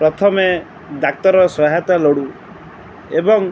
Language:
Odia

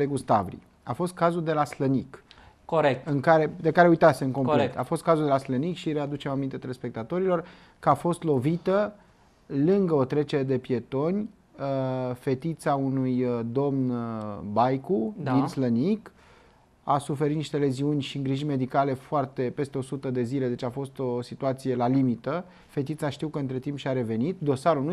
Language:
Romanian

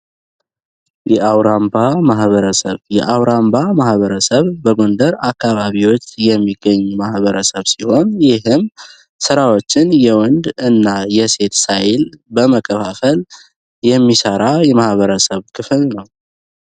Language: Amharic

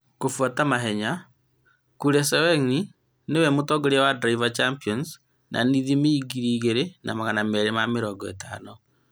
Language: Kikuyu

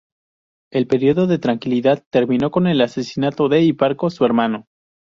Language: Spanish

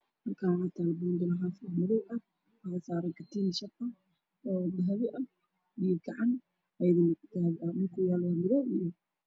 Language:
Somali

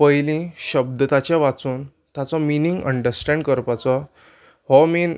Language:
Konkani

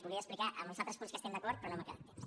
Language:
Catalan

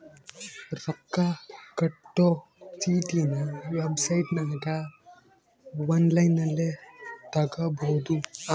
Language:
Kannada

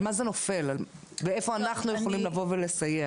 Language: Hebrew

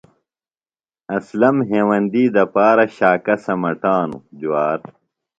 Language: Phalura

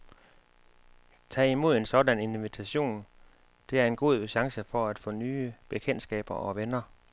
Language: Danish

